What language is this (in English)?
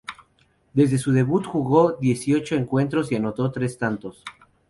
Spanish